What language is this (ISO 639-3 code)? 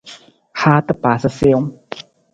nmz